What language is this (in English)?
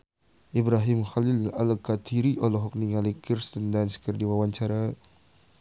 Sundanese